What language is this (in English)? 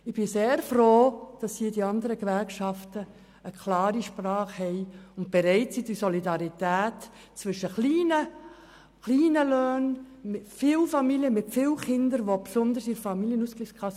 Swiss German